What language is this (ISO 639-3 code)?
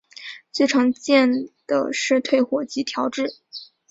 zho